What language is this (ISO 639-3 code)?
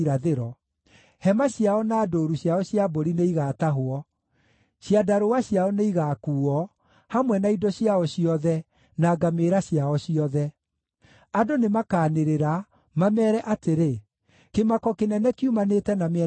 kik